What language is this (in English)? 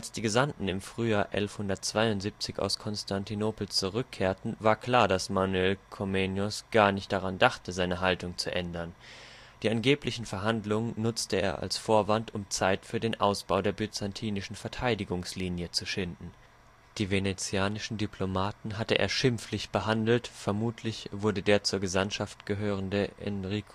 German